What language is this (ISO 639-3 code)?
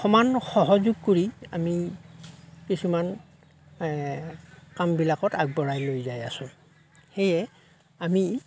asm